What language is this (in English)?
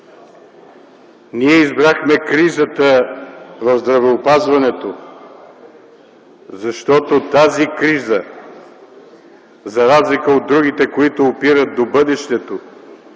Bulgarian